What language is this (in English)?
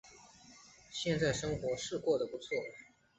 Chinese